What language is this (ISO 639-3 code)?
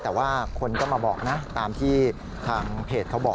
tha